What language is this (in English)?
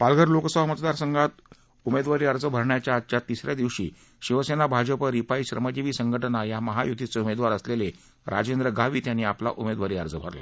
Marathi